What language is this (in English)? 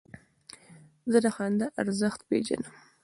Pashto